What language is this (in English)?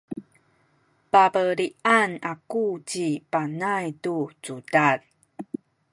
Sakizaya